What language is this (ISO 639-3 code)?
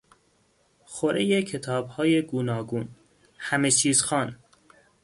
fas